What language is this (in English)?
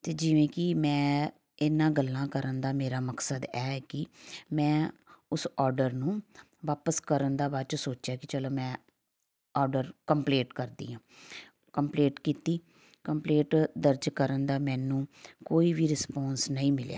Punjabi